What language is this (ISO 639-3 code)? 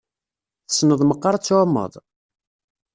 kab